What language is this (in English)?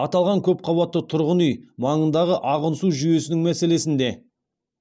Kazakh